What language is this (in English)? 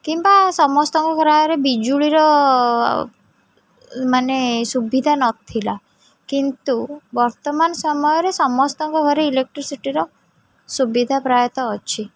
Odia